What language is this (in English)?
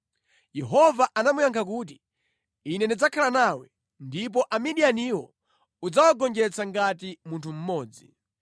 Nyanja